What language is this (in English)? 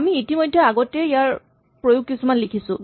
Assamese